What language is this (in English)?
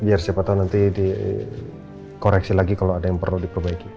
Indonesian